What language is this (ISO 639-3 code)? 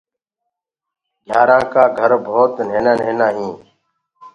ggg